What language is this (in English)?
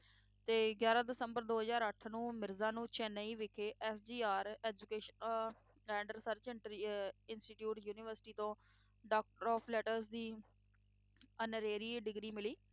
Punjabi